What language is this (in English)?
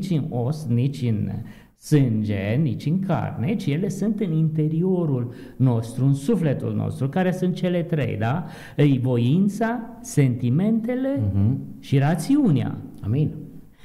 Romanian